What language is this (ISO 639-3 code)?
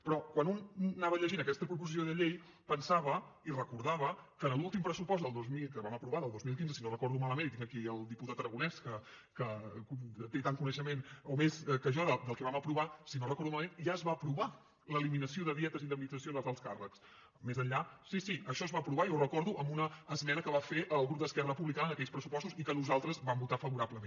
cat